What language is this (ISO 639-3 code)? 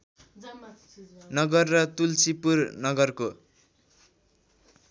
nep